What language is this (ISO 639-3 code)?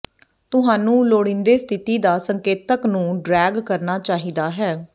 pan